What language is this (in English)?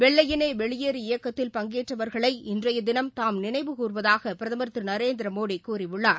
Tamil